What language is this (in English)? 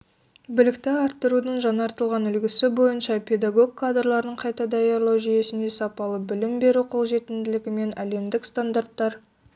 Kazakh